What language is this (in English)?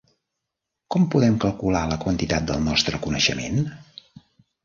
Catalan